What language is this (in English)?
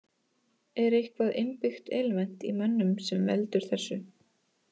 Icelandic